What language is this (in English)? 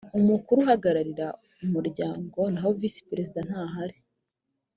Kinyarwanda